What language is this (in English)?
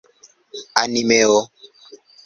Esperanto